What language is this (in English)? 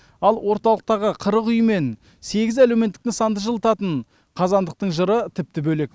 Kazakh